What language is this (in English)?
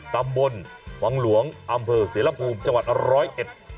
Thai